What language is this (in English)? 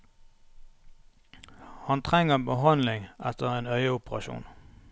Norwegian